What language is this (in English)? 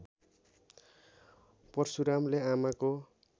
Nepali